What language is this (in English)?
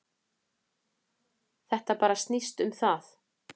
Icelandic